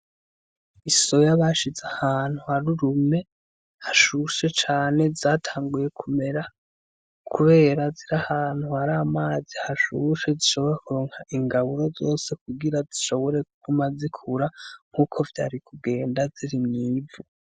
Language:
Rundi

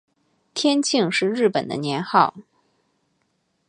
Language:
Chinese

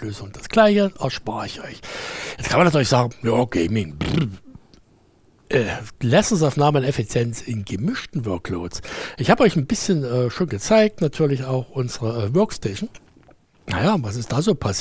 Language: German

